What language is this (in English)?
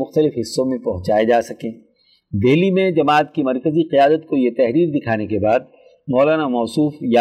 Urdu